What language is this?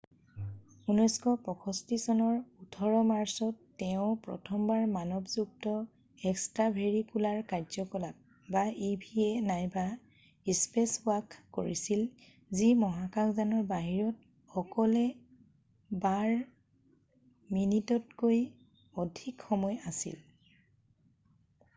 Assamese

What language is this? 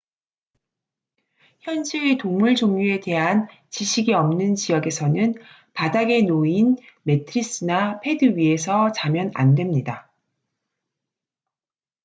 Korean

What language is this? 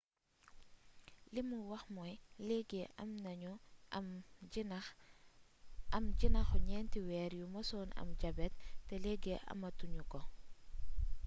Wolof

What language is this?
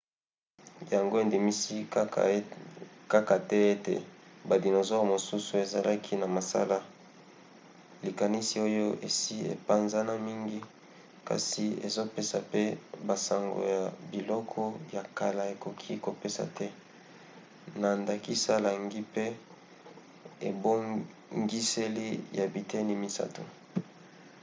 Lingala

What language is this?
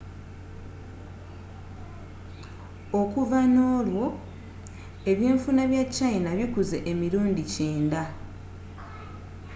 Ganda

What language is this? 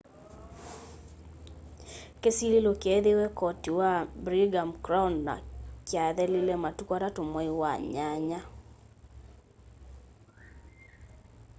Kamba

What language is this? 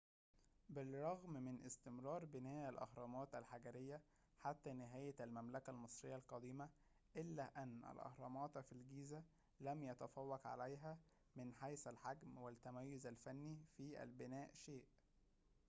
Arabic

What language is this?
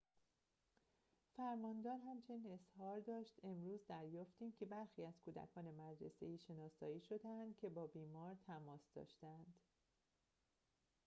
Persian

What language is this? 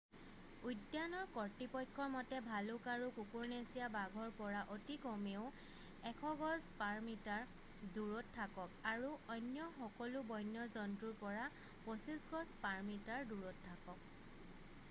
Assamese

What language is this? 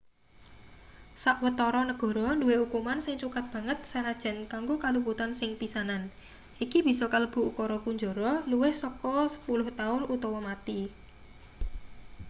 Javanese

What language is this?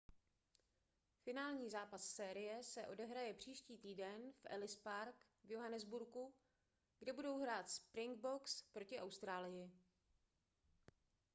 Czech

